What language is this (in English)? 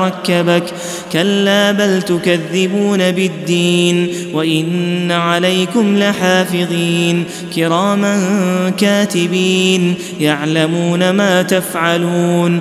Arabic